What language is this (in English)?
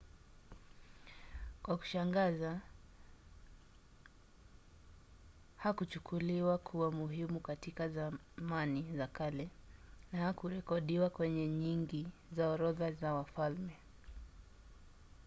Swahili